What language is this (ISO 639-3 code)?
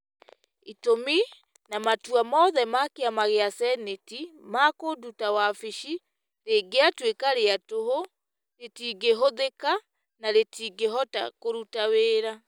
kik